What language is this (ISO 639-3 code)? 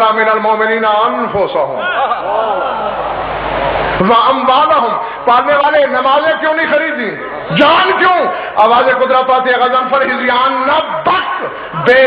ara